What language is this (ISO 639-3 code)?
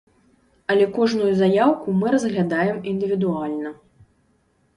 bel